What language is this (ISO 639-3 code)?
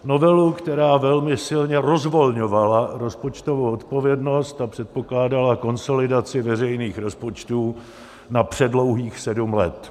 ces